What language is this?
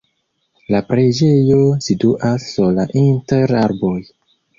Esperanto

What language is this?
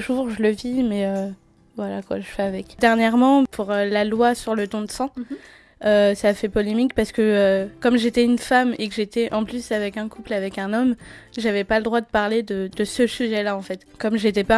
French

